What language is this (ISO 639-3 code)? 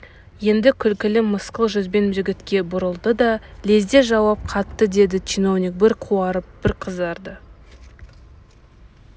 kaz